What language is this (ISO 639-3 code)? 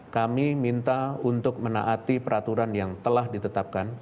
ind